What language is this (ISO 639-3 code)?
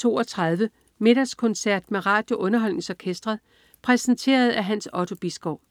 dan